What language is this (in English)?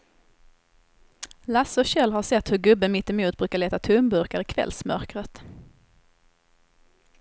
Swedish